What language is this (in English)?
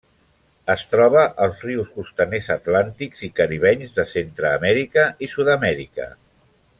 Catalan